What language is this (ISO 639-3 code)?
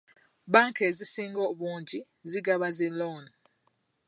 lug